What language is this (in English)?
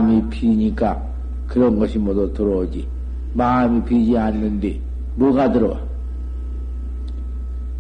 Korean